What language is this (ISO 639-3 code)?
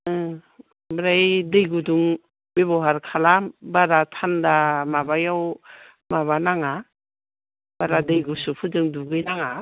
brx